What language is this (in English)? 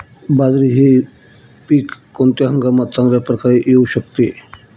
Marathi